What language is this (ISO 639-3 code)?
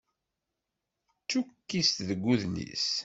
kab